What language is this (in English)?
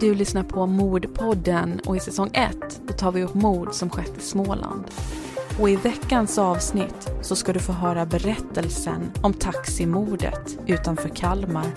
Swedish